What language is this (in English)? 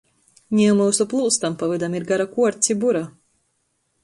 Latgalian